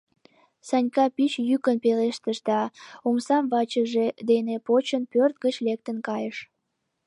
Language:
Mari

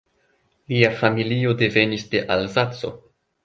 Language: Esperanto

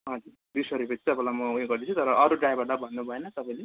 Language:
Nepali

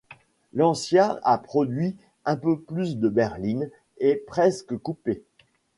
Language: French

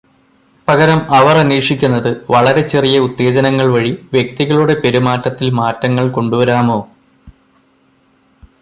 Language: Malayalam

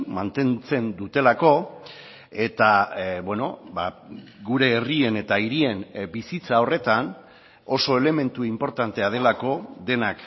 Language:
Basque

